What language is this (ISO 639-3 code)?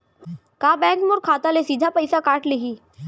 hne